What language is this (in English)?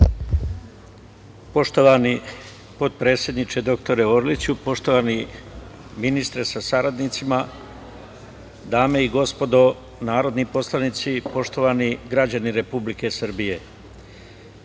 Serbian